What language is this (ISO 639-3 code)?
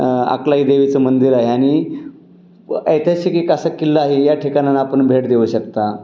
mar